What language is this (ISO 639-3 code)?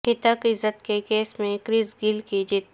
urd